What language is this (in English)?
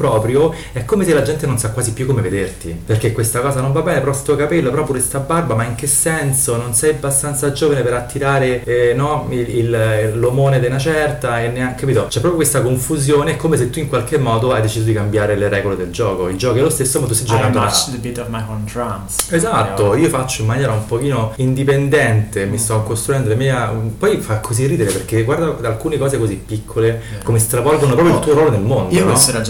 Italian